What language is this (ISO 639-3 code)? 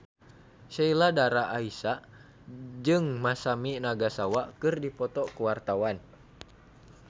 sun